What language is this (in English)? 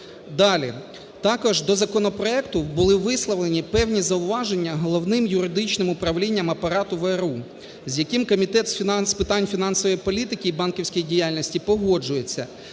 Ukrainian